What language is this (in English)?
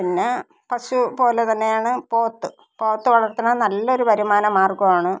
Malayalam